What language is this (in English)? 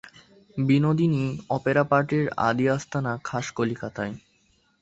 Bangla